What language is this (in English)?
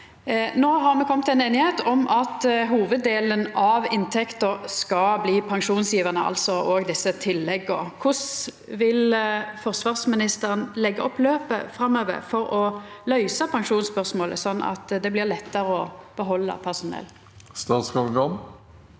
Norwegian